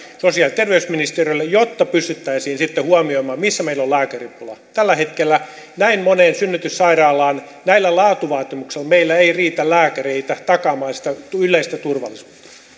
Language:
Finnish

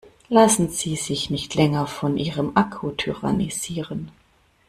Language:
German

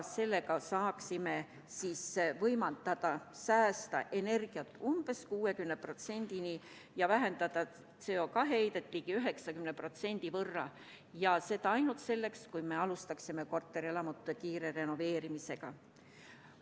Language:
Estonian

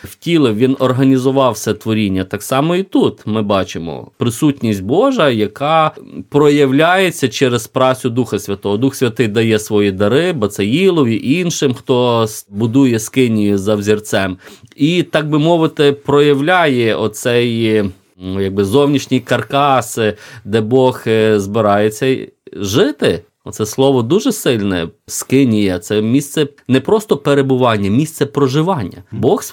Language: Ukrainian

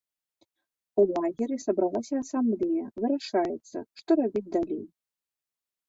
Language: Belarusian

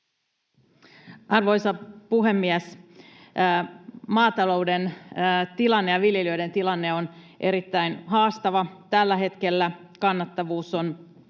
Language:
Finnish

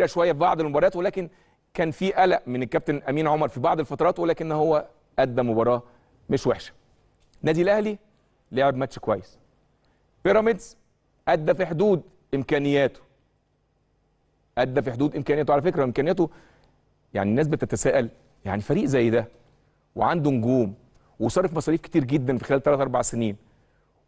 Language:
Arabic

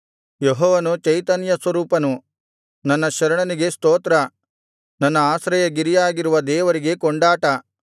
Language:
Kannada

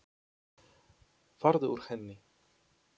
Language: Icelandic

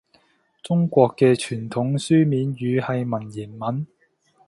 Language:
Cantonese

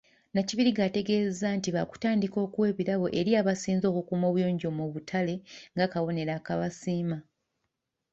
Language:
Ganda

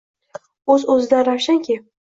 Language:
Uzbek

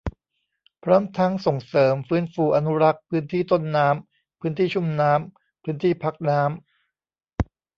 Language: Thai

